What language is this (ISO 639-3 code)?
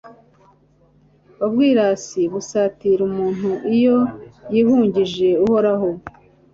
kin